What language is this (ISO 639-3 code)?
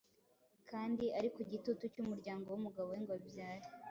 kin